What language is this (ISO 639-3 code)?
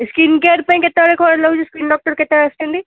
ori